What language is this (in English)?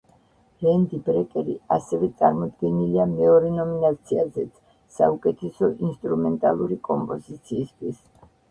Georgian